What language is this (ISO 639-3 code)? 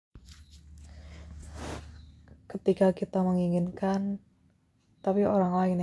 ind